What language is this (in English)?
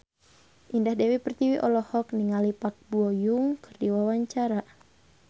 Sundanese